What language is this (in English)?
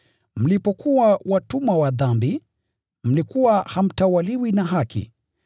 Swahili